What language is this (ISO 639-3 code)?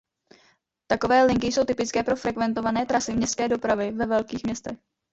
ces